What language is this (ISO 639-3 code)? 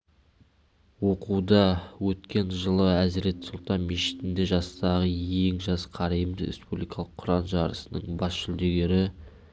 kaz